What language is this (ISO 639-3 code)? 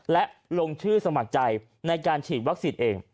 tha